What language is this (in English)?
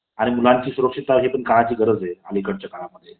Marathi